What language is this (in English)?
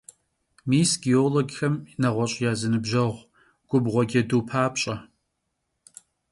Kabardian